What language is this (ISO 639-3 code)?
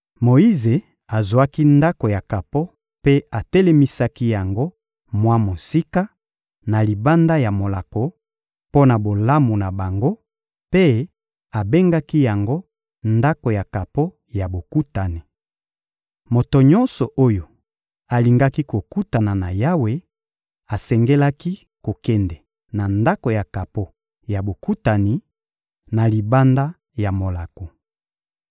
lin